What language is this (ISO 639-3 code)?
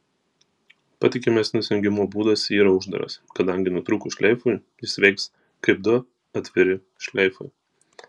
lit